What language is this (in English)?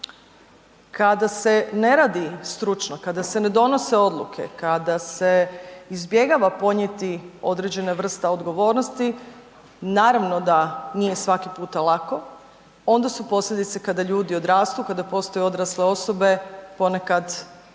Croatian